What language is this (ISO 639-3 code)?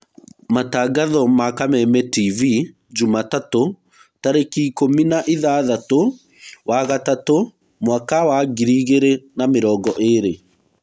kik